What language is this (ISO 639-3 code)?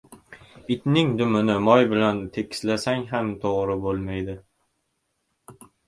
uzb